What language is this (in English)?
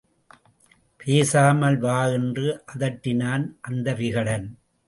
Tamil